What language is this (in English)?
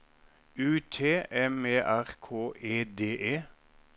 Norwegian